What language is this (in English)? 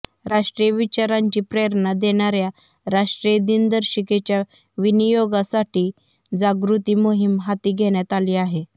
Marathi